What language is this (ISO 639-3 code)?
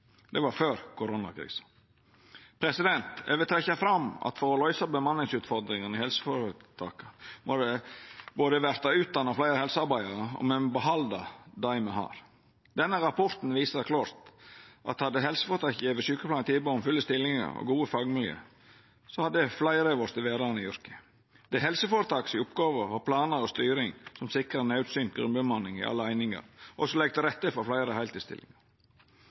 nno